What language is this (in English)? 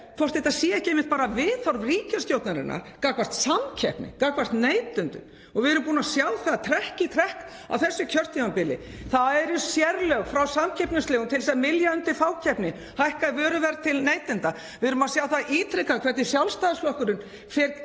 Icelandic